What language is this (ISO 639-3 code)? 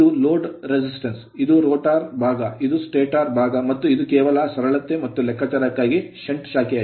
kan